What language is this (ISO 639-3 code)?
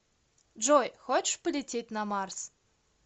rus